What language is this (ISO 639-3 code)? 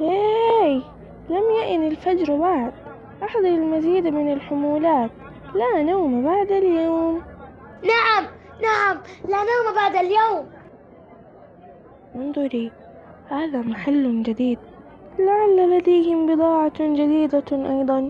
ara